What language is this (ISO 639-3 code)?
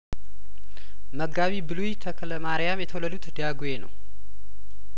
amh